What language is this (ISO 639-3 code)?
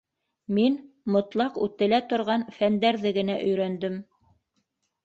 bak